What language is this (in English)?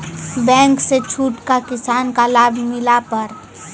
Maithili